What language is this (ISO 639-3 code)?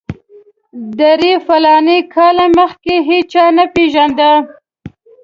pus